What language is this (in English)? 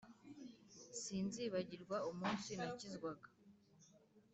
Kinyarwanda